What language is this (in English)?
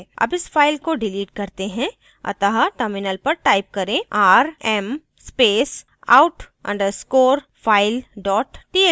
Hindi